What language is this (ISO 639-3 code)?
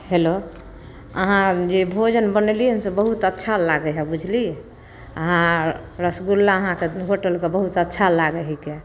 mai